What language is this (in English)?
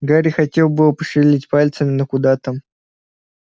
Russian